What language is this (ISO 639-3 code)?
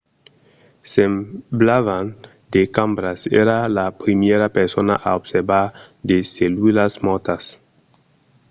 oci